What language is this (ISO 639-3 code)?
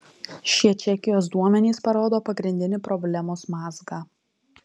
lit